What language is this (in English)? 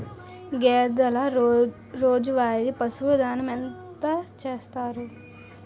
Telugu